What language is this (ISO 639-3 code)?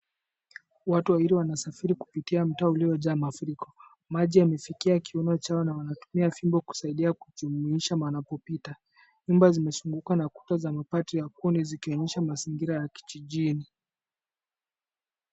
swa